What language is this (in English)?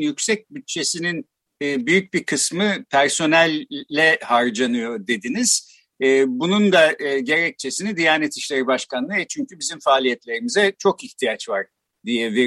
Turkish